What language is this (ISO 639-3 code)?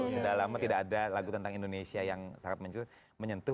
ind